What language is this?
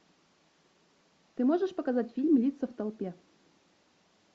Russian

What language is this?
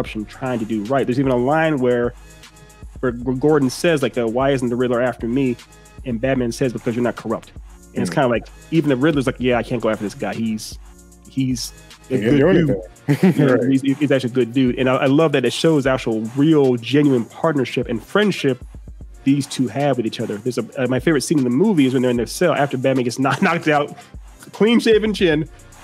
English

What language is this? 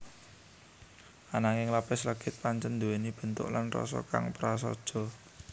Javanese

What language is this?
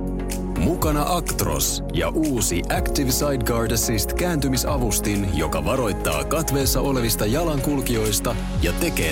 Finnish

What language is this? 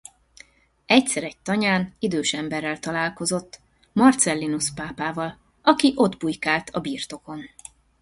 Hungarian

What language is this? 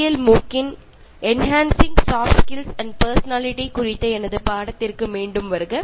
Malayalam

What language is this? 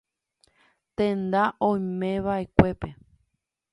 Guarani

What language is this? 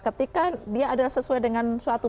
Indonesian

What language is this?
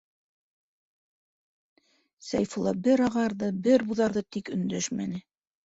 Bashkir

